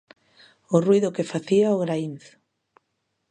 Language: Galician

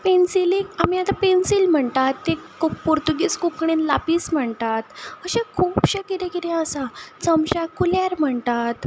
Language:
Konkani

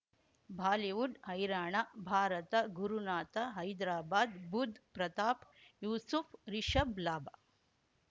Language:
Kannada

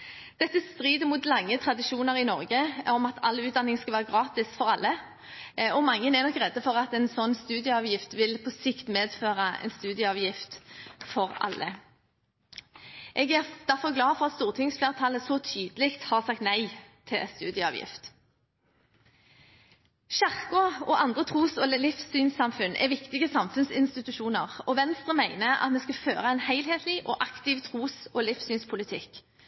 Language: Norwegian Bokmål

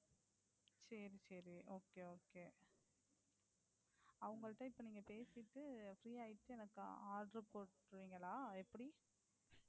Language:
Tamil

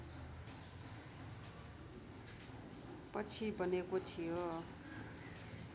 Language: Nepali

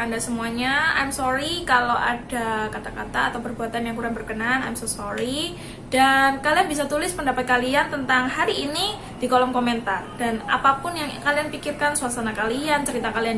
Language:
Indonesian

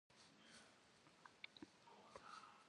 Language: Kabardian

